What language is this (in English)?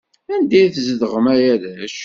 Kabyle